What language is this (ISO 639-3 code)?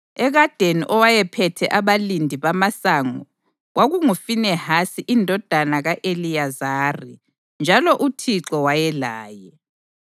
nde